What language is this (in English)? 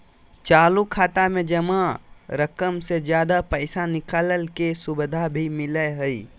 Magahi